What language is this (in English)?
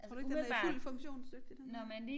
Danish